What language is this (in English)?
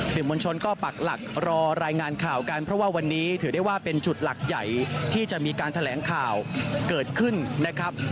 Thai